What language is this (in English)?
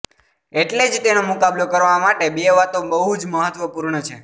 Gujarati